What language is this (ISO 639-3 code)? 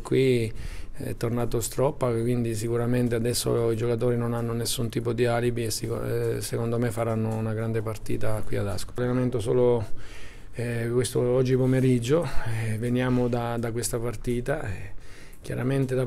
ita